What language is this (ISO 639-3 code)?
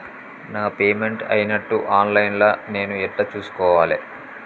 tel